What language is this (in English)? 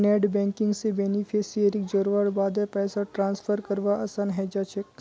Magahi